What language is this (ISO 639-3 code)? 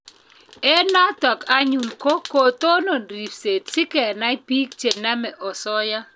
kln